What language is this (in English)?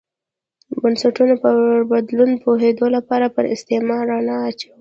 Pashto